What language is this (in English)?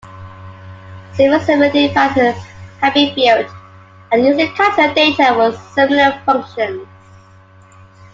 English